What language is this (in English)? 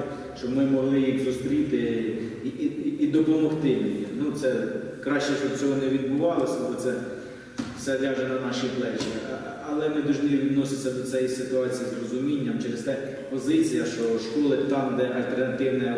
Ukrainian